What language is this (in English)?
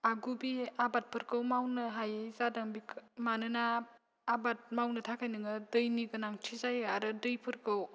Bodo